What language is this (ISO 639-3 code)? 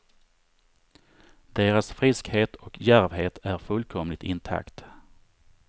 swe